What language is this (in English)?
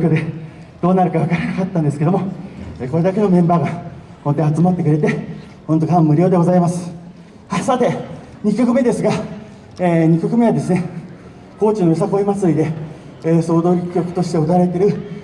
Japanese